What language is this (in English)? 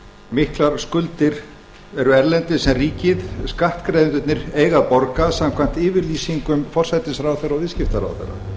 Icelandic